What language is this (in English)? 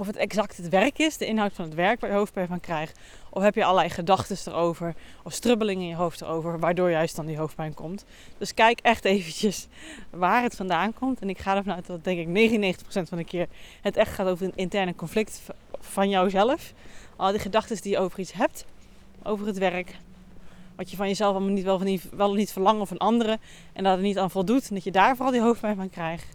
Dutch